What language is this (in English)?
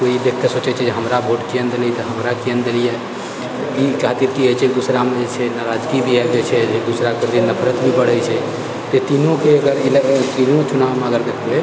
Maithili